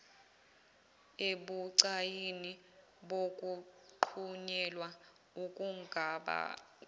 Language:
Zulu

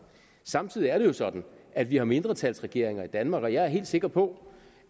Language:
Danish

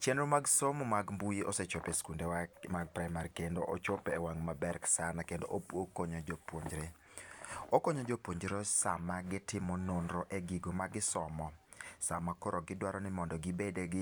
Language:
Luo (Kenya and Tanzania)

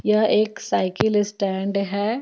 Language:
Hindi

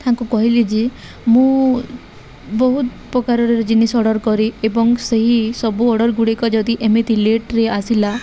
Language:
Odia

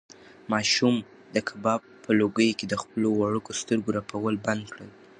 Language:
Pashto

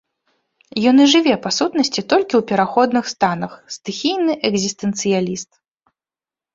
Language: Belarusian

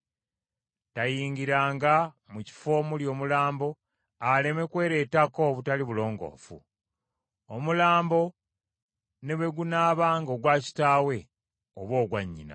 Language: Ganda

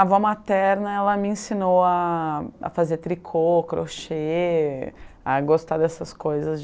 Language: Portuguese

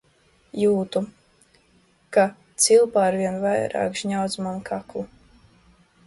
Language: Latvian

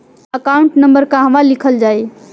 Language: Bhojpuri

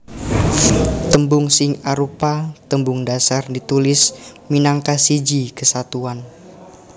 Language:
Javanese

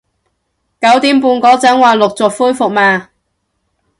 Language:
Cantonese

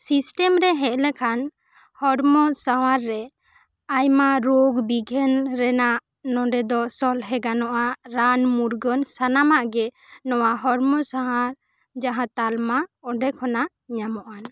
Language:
Santali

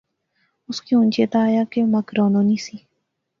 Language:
Pahari-Potwari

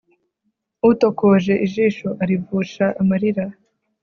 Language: Kinyarwanda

